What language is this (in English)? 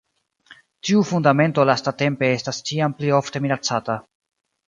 Esperanto